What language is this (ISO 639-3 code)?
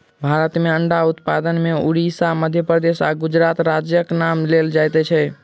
mai